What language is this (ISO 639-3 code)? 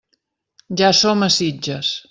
cat